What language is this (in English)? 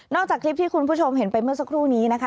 Thai